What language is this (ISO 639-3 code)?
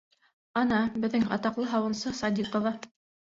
bak